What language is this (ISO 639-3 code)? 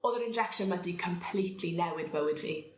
cym